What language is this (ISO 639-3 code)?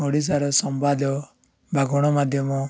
ori